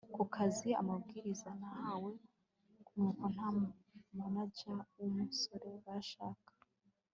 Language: Kinyarwanda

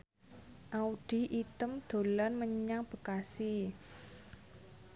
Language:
Javanese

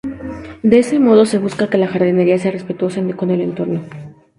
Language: Spanish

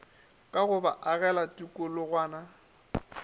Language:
Northern Sotho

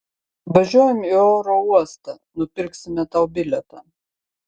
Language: Lithuanian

